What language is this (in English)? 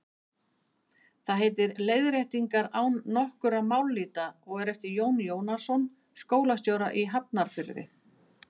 Icelandic